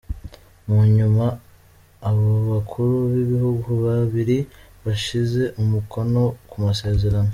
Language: Kinyarwanda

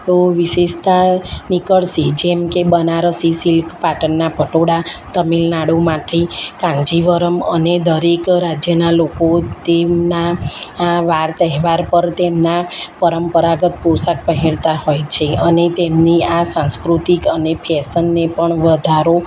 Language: Gujarati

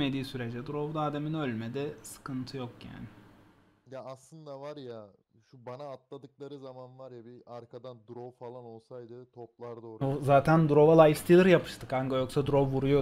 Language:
Turkish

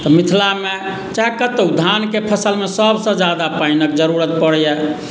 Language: Maithili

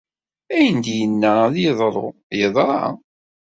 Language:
Kabyle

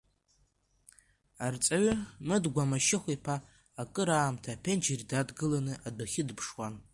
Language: Abkhazian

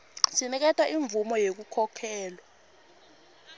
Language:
Swati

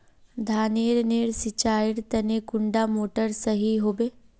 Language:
Magahi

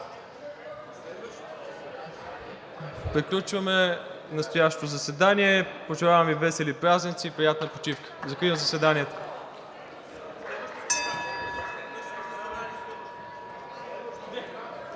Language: Bulgarian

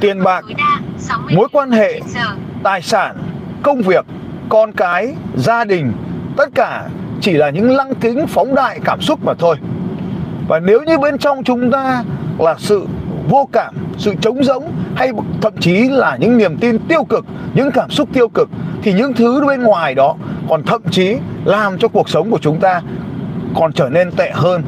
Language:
Vietnamese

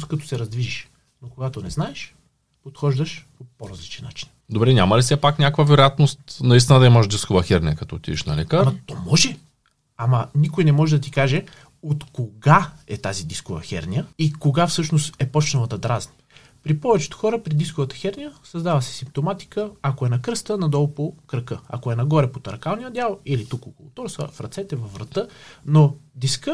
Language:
Bulgarian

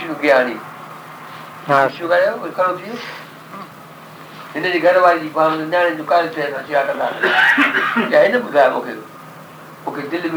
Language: Hindi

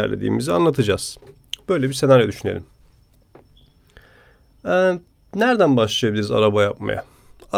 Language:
Turkish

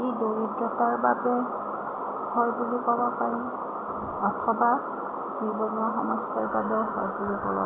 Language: Assamese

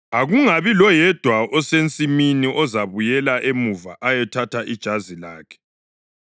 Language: North Ndebele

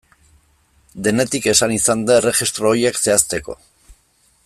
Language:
Basque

